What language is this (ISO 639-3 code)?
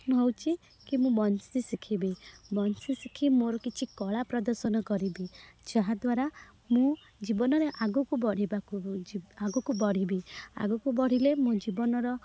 ori